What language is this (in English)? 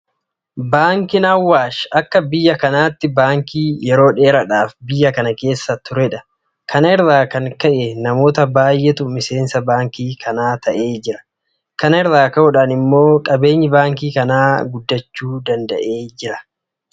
Oromo